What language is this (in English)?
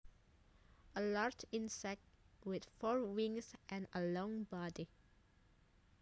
Javanese